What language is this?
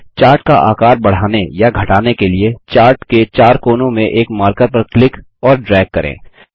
Hindi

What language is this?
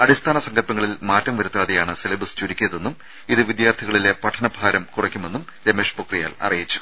Malayalam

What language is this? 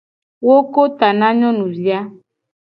Gen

